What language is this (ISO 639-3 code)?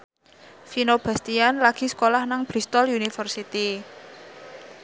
jav